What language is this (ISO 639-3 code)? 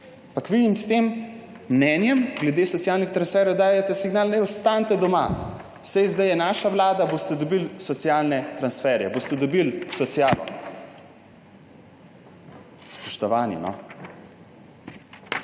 slv